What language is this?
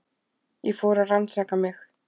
Icelandic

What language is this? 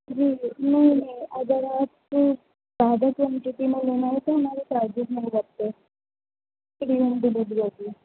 Urdu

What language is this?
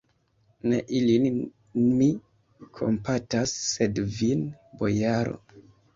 Esperanto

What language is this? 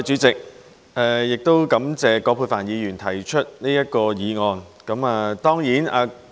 Cantonese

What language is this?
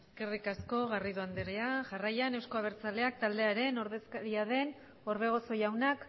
Basque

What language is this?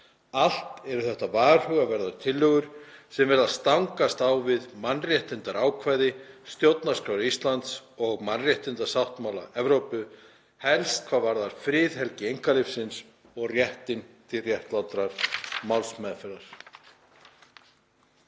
Icelandic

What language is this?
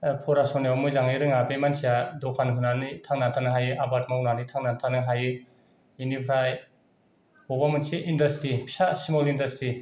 Bodo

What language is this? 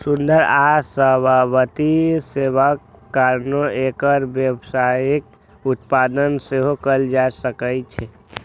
Maithili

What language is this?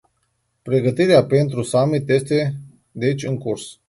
Romanian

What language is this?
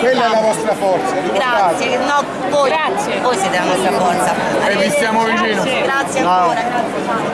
Italian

